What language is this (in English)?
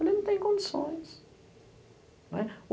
Portuguese